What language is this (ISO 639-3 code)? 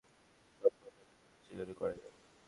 ben